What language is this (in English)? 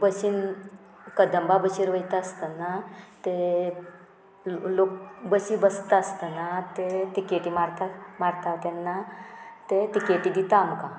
Konkani